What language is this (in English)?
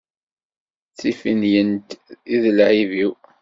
Kabyle